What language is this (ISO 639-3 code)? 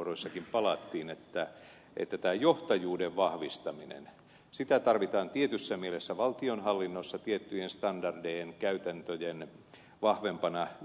fin